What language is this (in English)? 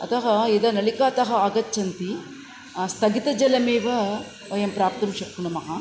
Sanskrit